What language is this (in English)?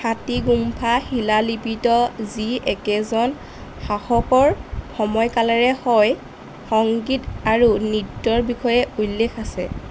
Assamese